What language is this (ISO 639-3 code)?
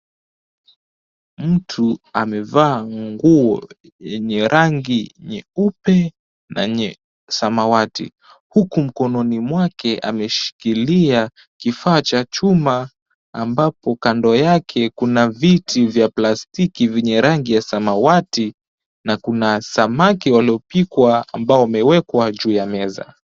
swa